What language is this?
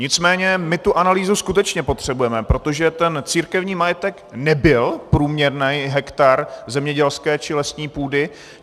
Czech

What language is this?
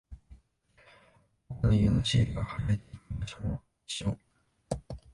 Japanese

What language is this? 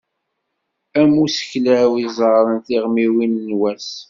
Kabyle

